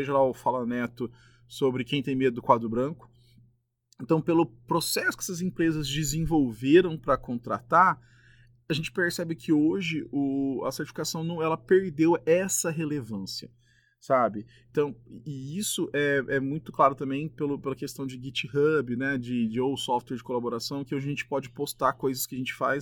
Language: Portuguese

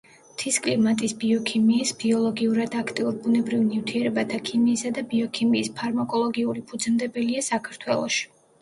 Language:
Georgian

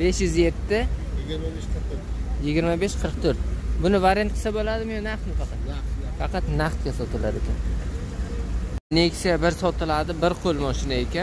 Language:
Turkish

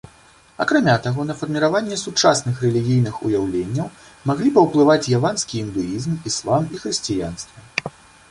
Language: Belarusian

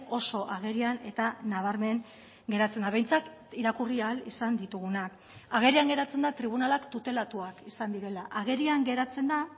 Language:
Basque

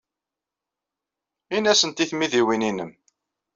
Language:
Kabyle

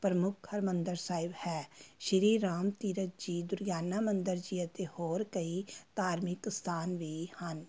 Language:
Punjabi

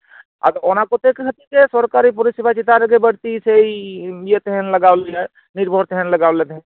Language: Santali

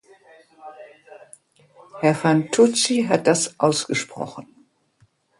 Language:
German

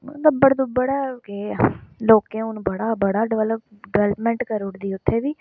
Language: Dogri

